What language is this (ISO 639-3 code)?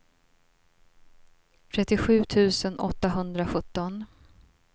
swe